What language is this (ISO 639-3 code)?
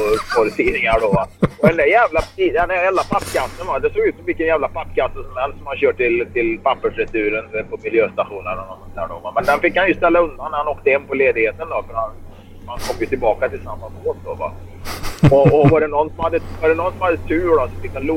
swe